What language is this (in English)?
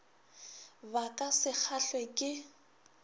Northern Sotho